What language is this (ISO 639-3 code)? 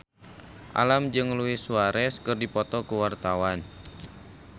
sun